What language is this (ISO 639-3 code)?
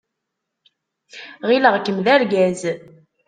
kab